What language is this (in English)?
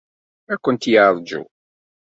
Kabyle